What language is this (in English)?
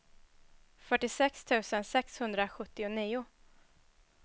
Swedish